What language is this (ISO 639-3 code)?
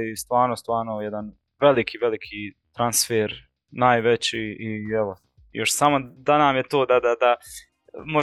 hrv